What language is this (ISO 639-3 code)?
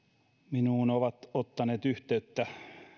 fin